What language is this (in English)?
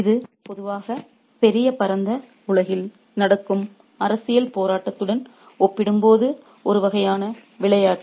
Tamil